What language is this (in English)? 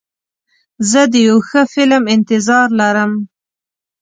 Pashto